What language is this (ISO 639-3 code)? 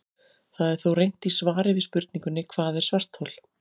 isl